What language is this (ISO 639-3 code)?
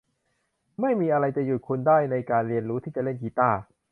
tha